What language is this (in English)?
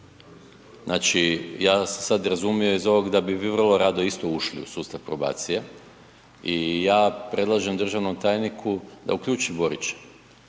Croatian